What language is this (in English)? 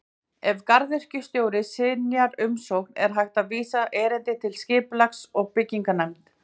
Icelandic